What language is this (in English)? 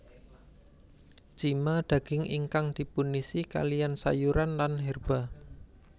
Javanese